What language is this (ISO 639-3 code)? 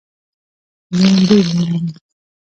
pus